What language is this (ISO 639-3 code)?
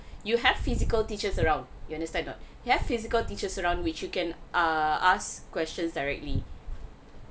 eng